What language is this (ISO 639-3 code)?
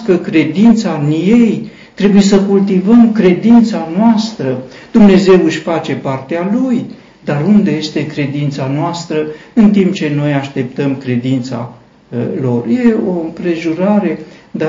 ron